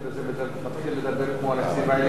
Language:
Hebrew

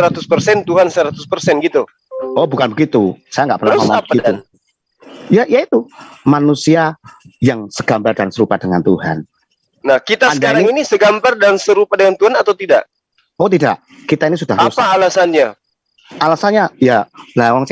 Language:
Indonesian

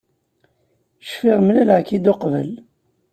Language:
Kabyle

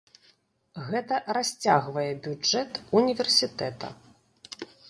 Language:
Belarusian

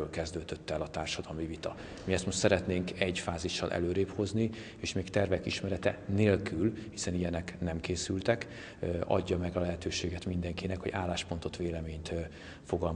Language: Hungarian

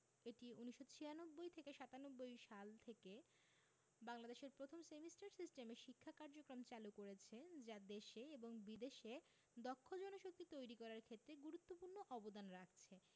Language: Bangla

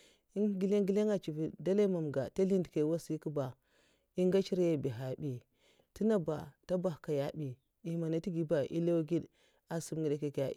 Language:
Mafa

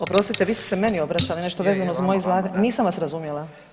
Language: Croatian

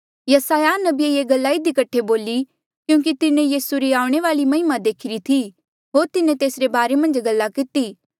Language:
Mandeali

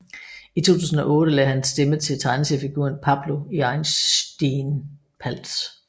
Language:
Danish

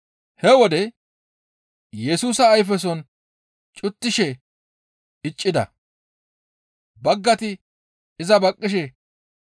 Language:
Gamo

